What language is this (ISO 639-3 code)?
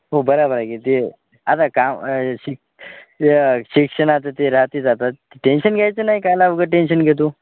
mar